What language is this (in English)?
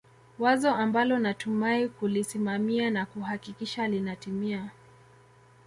Swahili